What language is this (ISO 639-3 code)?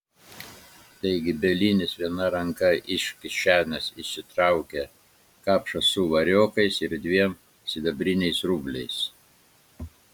lit